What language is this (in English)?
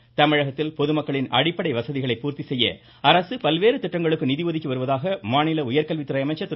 Tamil